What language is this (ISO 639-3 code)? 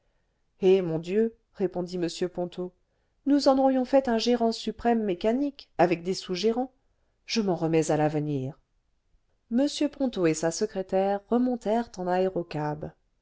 fra